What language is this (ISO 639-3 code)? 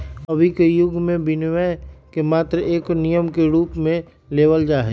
mag